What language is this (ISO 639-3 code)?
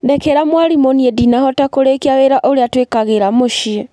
kik